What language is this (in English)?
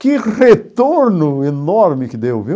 Portuguese